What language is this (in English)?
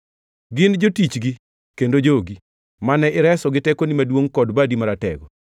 Luo (Kenya and Tanzania)